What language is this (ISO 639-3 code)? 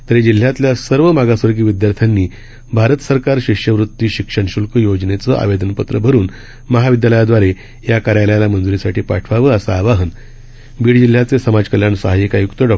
mar